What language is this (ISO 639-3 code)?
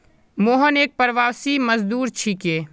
mag